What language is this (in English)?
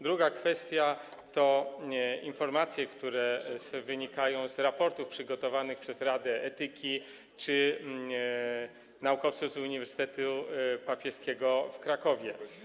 Polish